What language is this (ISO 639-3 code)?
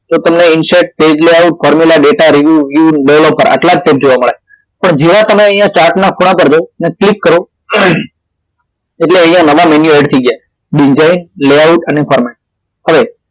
guj